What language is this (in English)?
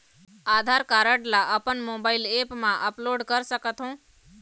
Chhattisgarhi